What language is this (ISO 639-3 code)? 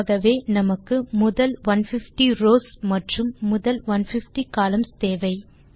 tam